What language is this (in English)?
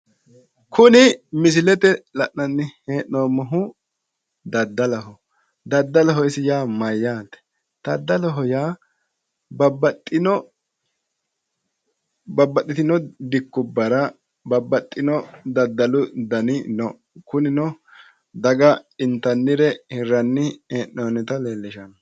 Sidamo